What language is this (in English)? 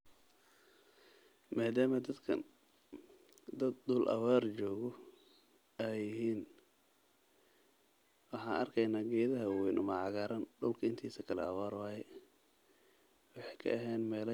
Somali